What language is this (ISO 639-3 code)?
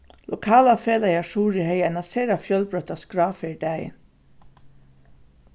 fao